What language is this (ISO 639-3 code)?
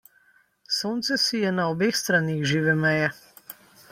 slv